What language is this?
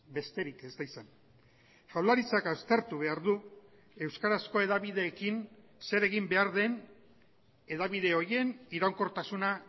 Basque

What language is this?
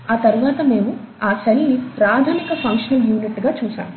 Telugu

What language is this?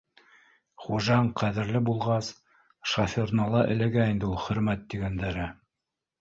Bashkir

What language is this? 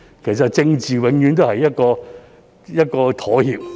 Cantonese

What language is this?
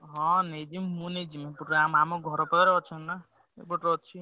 Odia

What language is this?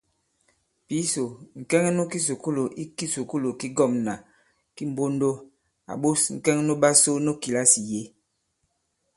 Bankon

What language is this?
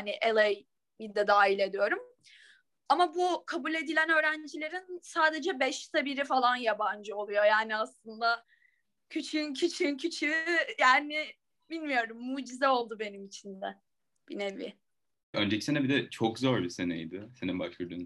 Turkish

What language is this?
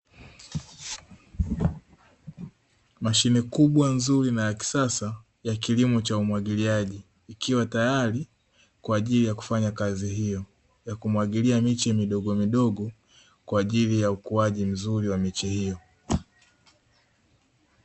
Swahili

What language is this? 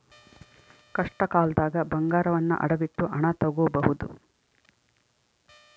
Kannada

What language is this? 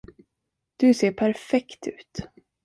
Swedish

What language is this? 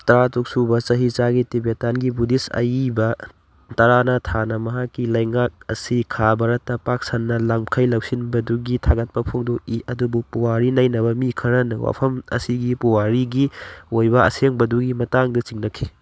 Manipuri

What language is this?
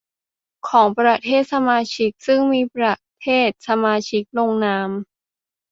Thai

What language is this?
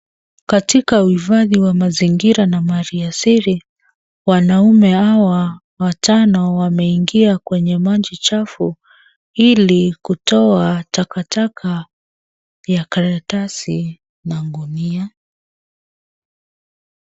Swahili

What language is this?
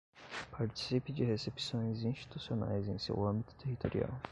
Portuguese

